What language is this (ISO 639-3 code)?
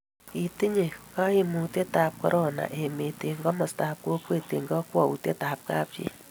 kln